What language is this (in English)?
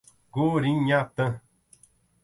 Portuguese